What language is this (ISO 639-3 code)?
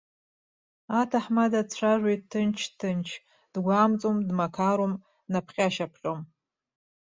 abk